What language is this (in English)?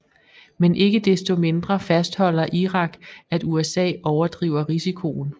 Danish